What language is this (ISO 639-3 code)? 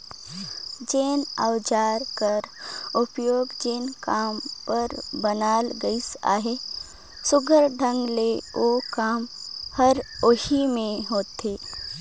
hne